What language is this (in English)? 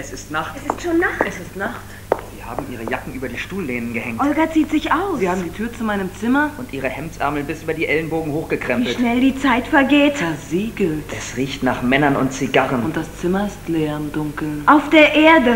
German